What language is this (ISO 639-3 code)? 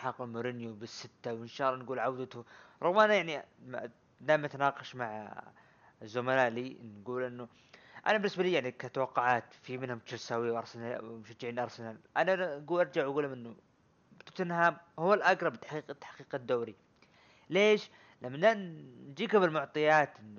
ara